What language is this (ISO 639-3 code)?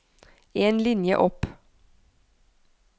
nor